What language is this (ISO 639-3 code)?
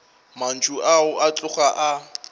nso